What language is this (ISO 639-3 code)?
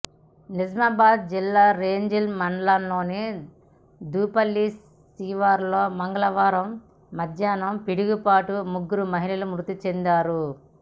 tel